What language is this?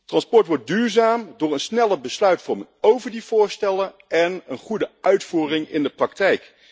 Dutch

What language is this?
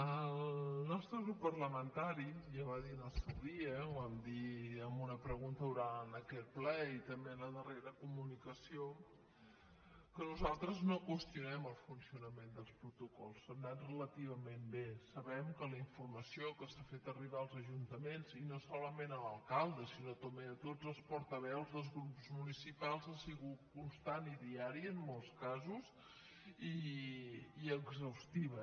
Catalan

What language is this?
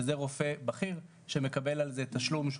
Hebrew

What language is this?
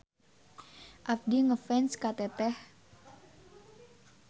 Sundanese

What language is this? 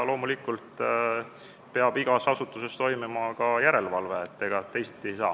Estonian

